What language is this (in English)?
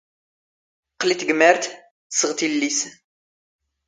Standard Moroccan Tamazight